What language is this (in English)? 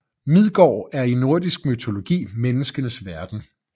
Danish